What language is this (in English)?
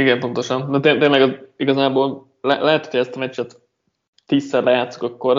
Hungarian